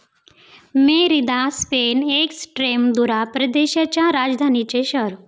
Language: Marathi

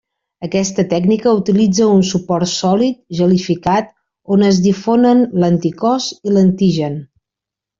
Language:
Catalan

